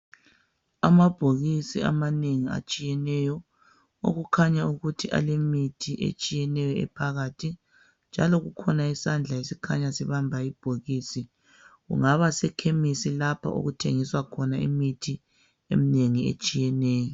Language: North Ndebele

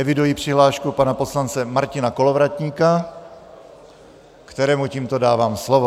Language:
Czech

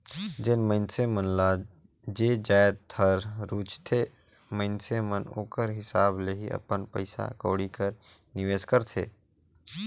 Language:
Chhattisgarhi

